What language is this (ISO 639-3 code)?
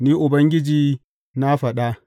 hau